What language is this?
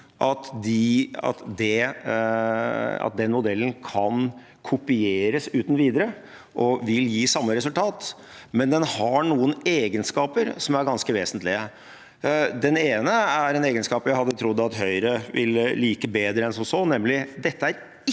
Norwegian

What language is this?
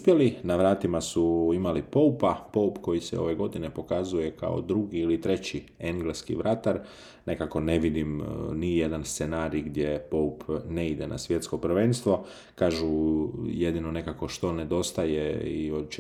Croatian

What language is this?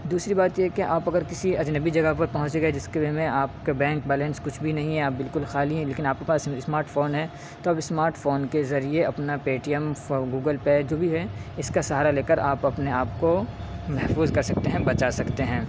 Urdu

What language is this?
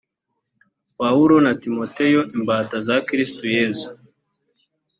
Kinyarwanda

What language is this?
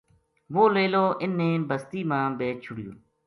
Gujari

